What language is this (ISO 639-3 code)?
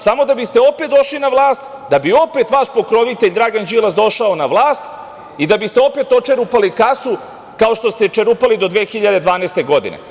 srp